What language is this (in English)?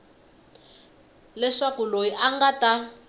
Tsonga